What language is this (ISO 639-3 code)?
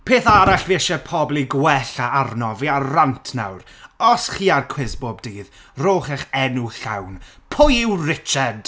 cym